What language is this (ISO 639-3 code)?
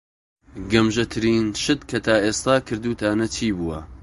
ckb